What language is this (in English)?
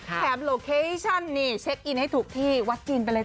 Thai